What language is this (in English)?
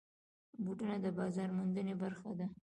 Pashto